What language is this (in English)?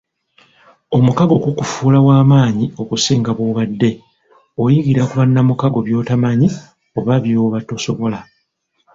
Ganda